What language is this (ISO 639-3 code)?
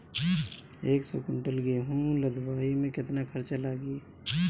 bho